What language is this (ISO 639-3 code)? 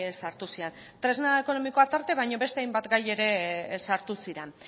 eus